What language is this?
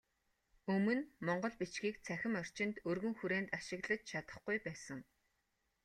Mongolian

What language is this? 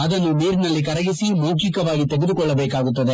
Kannada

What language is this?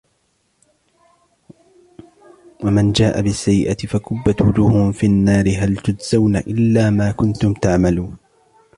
Arabic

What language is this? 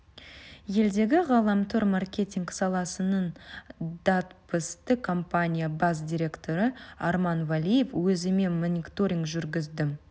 Kazakh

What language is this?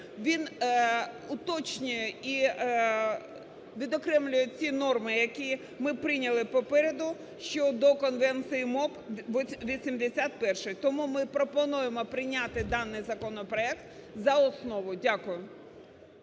Ukrainian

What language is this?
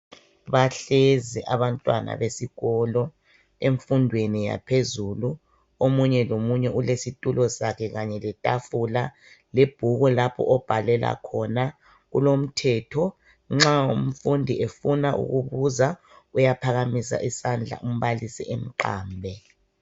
North Ndebele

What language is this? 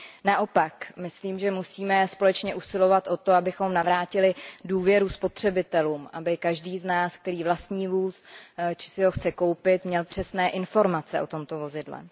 Czech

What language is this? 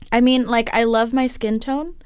English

